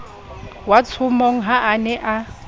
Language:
Southern Sotho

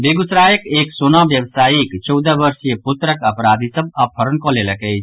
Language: Maithili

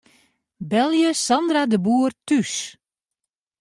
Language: Western Frisian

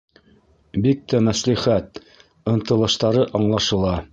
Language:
Bashkir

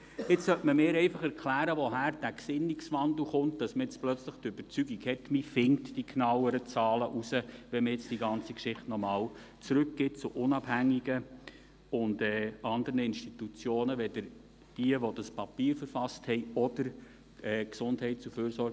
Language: Swiss German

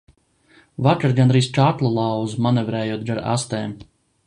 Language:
Latvian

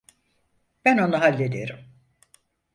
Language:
Turkish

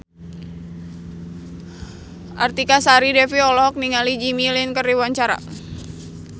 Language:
Sundanese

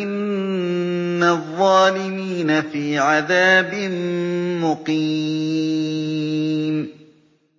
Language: Arabic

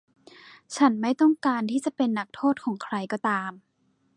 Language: Thai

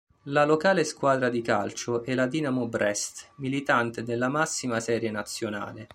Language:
Italian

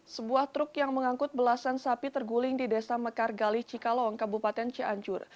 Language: Indonesian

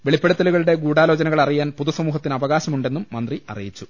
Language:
Malayalam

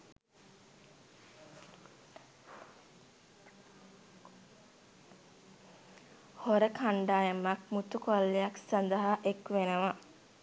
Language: Sinhala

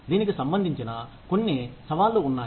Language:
Telugu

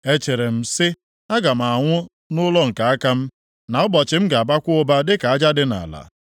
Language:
Igbo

